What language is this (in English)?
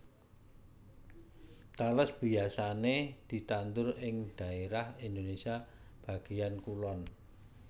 Javanese